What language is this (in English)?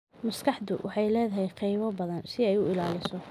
Somali